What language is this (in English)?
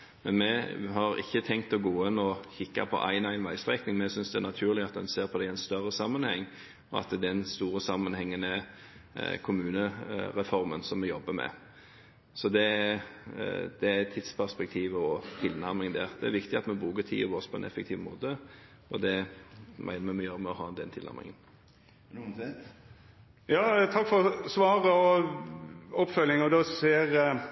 Norwegian